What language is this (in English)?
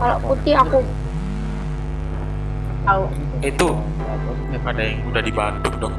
Indonesian